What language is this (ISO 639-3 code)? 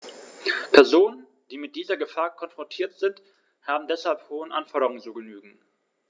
deu